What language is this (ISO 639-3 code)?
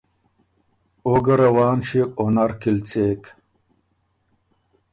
oru